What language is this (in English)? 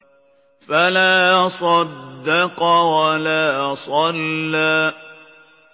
Arabic